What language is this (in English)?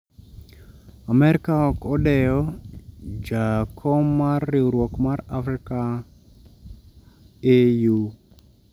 Luo (Kenya and Tanzania)